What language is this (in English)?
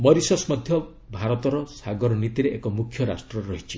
Odia